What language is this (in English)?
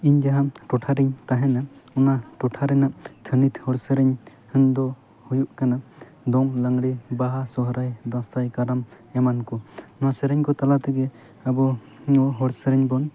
Santali